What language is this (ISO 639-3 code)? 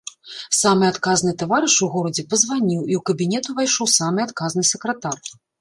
bel